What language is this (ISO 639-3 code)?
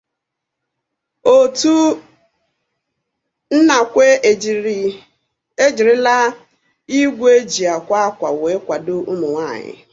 ibo